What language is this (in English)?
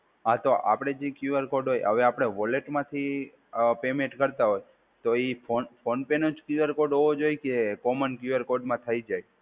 Gujarati